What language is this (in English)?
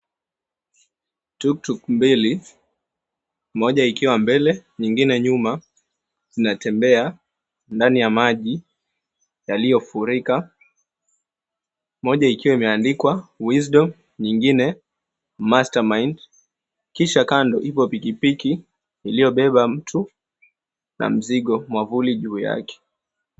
Swahili